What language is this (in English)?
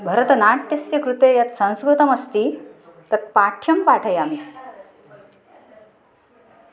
Sanskrit